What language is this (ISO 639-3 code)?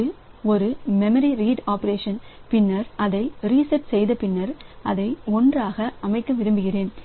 tam